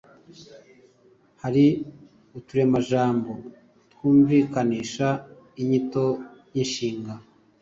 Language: Kinyarwanda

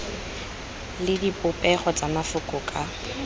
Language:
Tswana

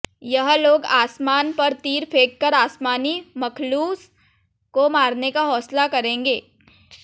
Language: Hindi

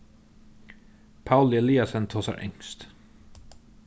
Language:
Faroese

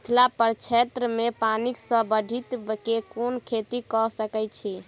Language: Maithili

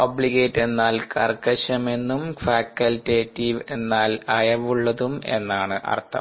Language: Malayalam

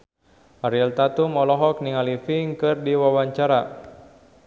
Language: Sundanese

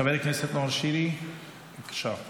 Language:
Hebrew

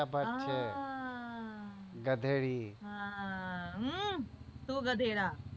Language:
Gujarati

